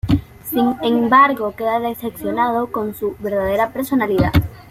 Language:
Spanish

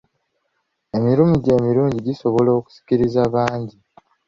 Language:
Ganda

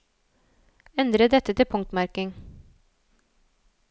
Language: Norwegian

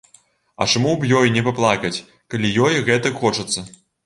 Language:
Belarusian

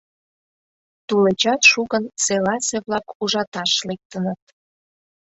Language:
Mari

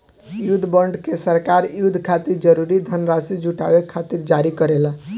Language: Bhojpuri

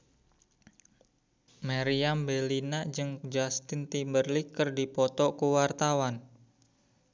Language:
Sundanese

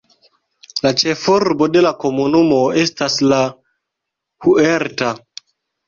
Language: Esperanto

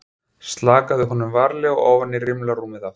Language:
Icelandic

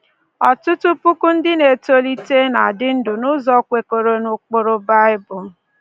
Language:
Igbo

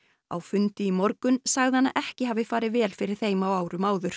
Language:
Icelandic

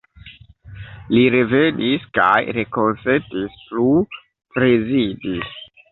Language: Esperanto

